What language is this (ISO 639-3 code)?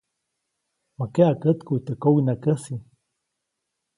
zoc